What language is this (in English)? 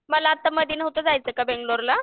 Marathi